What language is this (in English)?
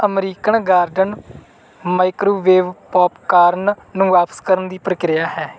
Punjabi